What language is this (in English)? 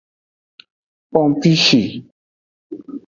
Aja (Benin)